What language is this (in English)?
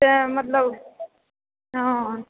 Maithili